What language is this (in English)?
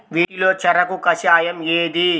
Telugu